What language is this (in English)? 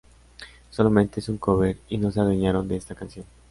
Spanish